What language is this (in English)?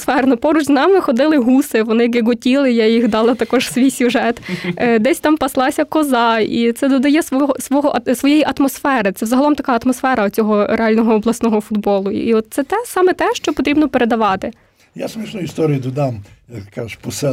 Ukrainian